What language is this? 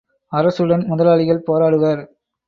Tamil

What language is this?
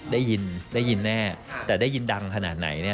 Thai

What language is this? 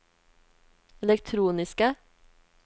Norwegian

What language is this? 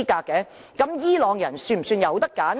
Cantonese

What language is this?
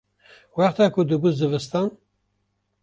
Kurdish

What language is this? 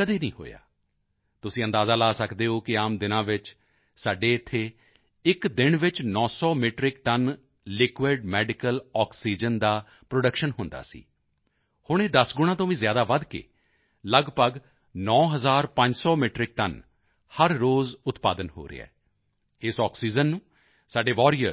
Punjabi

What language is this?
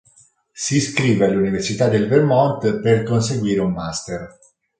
Italian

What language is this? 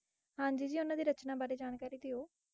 Punjabi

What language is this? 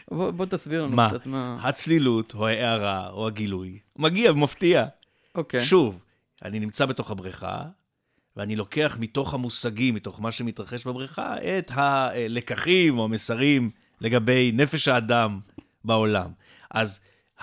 Hebrew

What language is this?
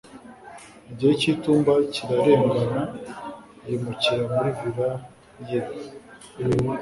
Kinyarwanda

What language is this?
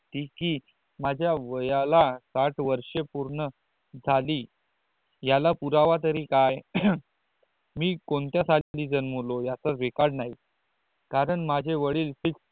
Marathi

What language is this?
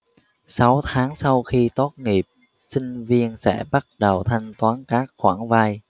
Vietnamese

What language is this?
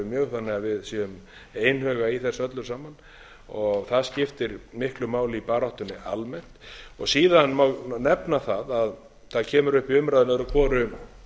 Icelandic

